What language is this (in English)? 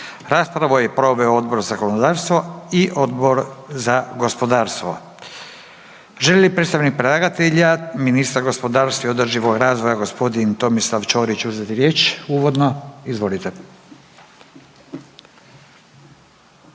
Croatian